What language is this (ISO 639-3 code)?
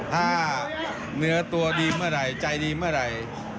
tha